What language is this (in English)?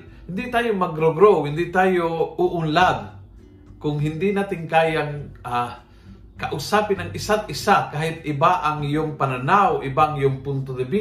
Filipino